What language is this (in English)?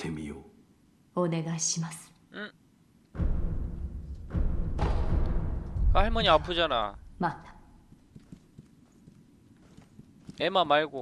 Korean